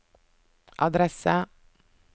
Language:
Norwegian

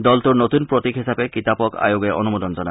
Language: Assamese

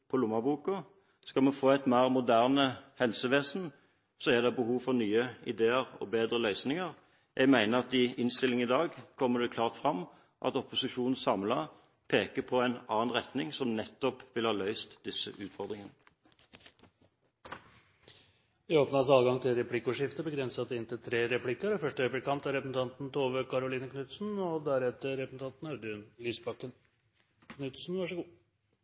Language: Norwegian Bokmål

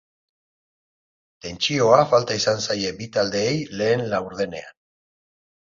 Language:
Basque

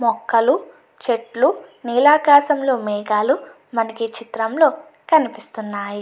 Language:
Telugu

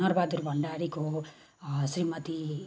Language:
Nepali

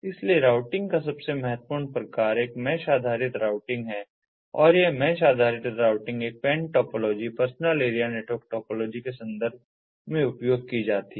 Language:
Hindi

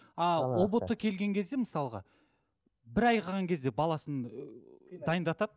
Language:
Kazakh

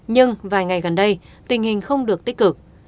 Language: Vietnamese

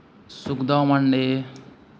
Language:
Santali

